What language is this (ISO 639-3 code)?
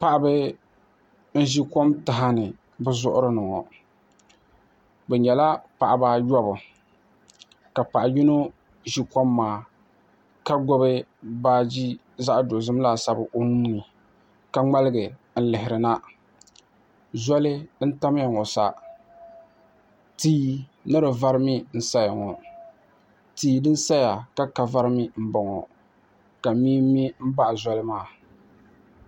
dag